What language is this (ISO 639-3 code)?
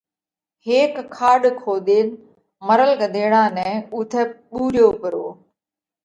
kvx